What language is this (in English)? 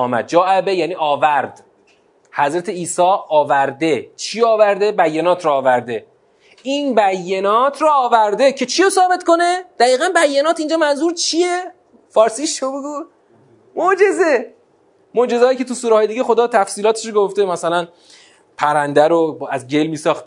Persian